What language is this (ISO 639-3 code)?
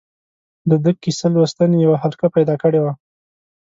pus